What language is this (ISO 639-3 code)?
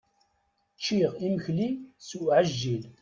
kab